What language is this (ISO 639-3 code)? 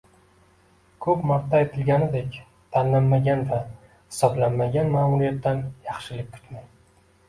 uzb